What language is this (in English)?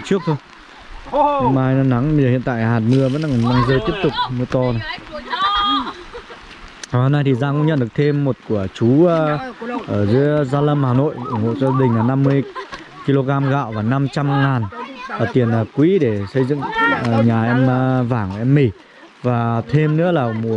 Vietnamese